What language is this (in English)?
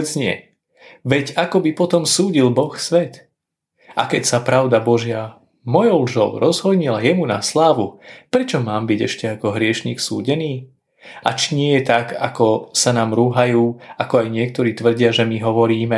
Slovak